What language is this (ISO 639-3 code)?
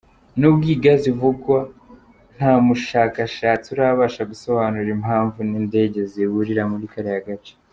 kin